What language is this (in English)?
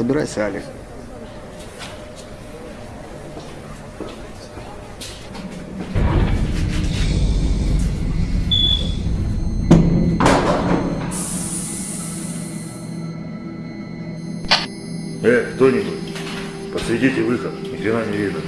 Russian